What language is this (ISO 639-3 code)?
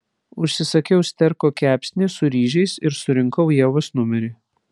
lit